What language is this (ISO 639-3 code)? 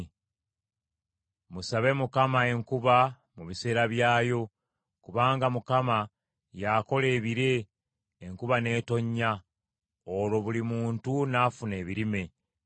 lug